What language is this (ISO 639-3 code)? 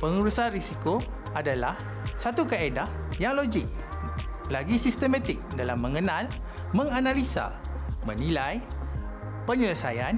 msa